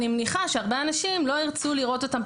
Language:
Hebrew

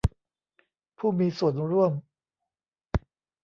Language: Thai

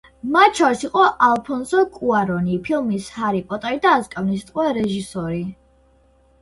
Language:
Georgian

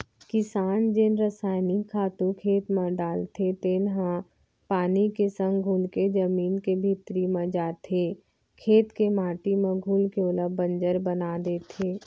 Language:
Chhattisgarhi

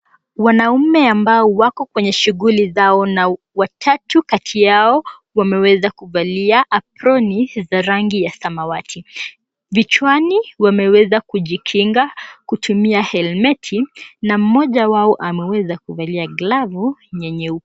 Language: Swahili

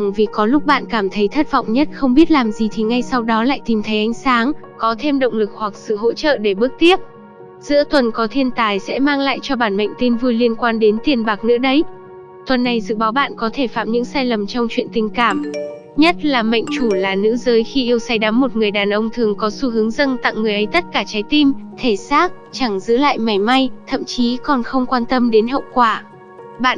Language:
Vietnamese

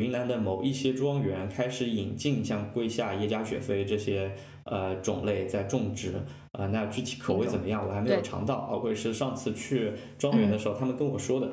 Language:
Chinese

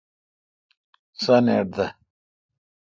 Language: Kalkoti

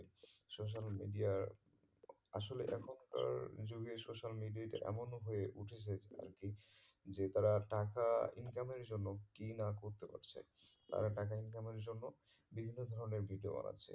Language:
Bangla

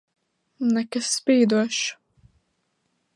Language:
Latvian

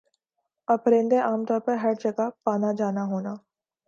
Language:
Urdu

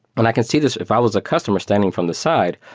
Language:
English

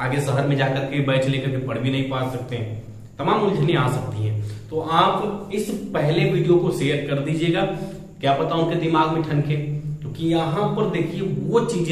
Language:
Hindi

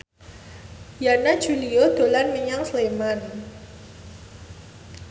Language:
Javanese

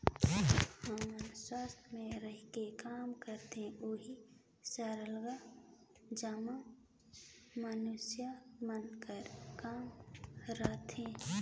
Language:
Chhattisgarhi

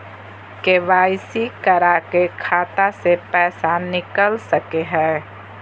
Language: Magahi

